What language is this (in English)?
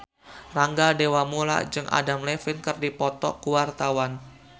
Sundanese